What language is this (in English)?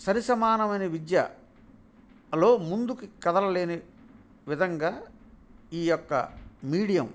Telugu